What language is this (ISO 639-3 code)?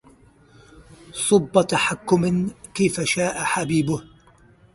ara